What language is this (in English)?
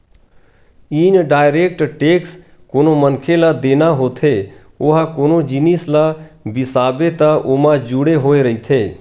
Chhattisgarhi